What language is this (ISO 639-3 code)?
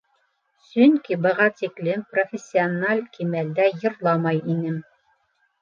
bak